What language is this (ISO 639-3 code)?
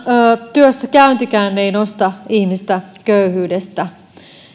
fin